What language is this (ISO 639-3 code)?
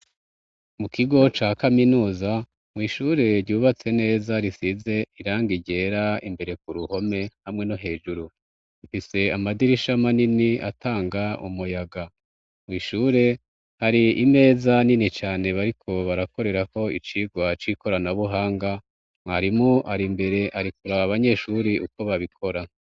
run